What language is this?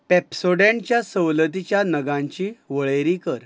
Konkani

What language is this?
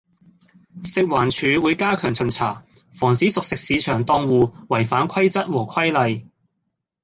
Cantonese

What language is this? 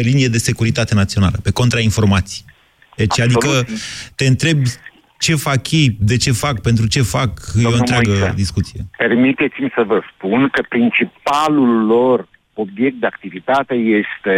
Romanian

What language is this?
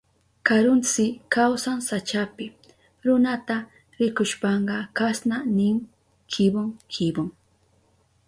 Southern Pastaza Quechua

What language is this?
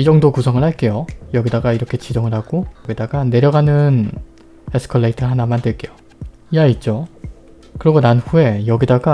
Korean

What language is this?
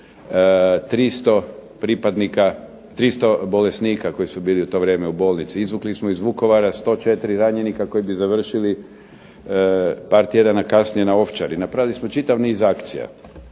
Croatian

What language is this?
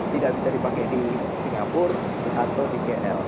Indonesian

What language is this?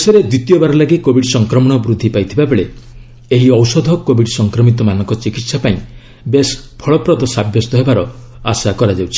Odia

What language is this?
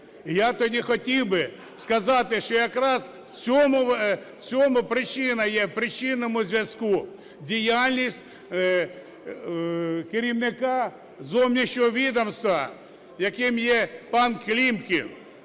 Ukrainian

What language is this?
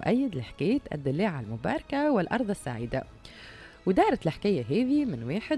Arabic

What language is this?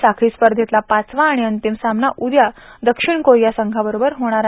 Marathi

